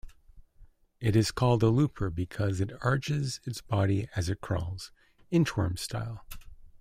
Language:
English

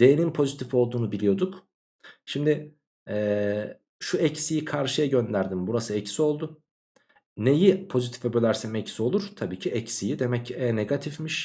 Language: Turkish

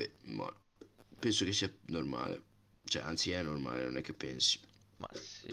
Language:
Italian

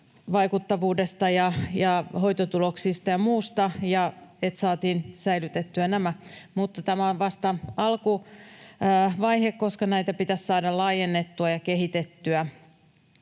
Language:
Finnish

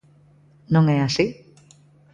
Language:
Galician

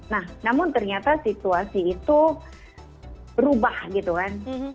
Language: Indonesian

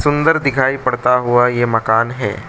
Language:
Hindi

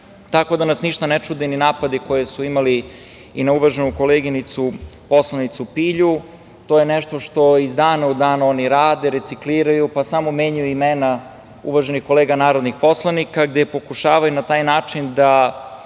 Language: Serbian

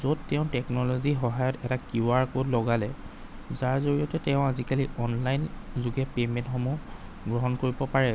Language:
Assamese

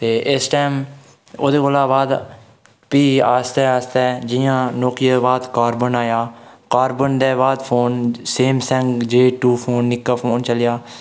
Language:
Dogri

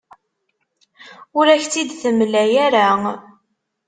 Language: Kabyle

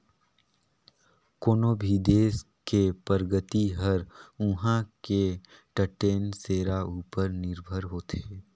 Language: Chhattisgarhi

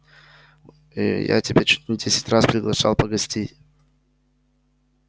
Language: Russian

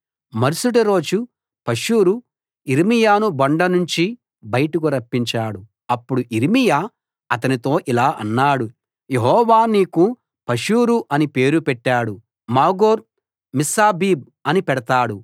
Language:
Telugu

